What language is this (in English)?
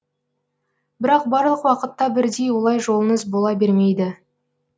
Kazakh